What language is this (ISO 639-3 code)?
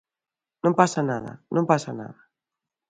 glg